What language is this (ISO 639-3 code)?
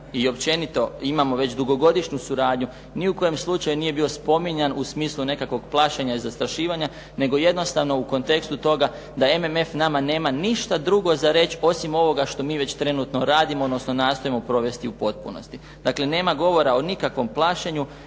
hrv